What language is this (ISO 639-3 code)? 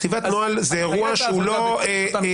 heb